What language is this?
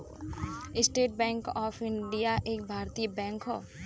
Bhojpuri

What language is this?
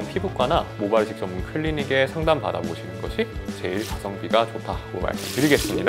Korean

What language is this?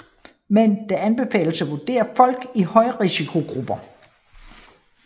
Danish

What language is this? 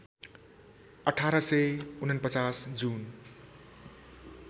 Nepali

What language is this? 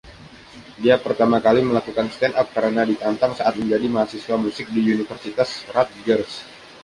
Indonesian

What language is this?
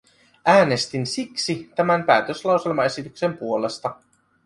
Finnish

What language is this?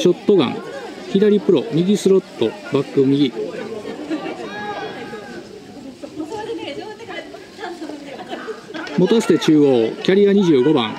Japanese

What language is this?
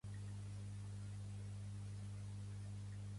Catalan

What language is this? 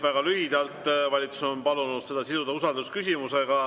Estonian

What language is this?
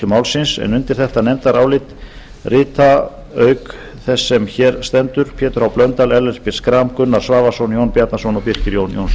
Icelandic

